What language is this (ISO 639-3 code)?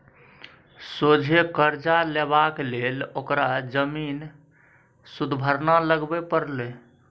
mai